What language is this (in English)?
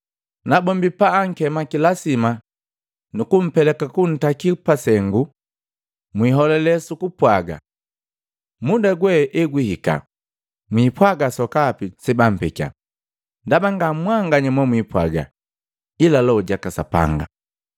Matengo